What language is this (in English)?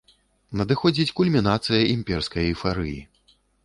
Belarusian